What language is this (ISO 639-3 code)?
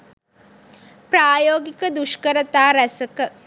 sin